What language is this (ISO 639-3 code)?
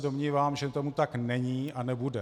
ces